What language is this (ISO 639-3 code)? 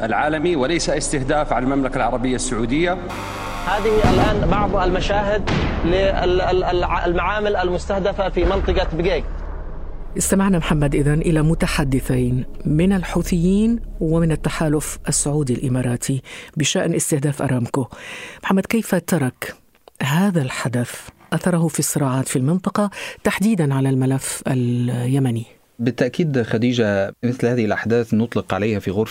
ara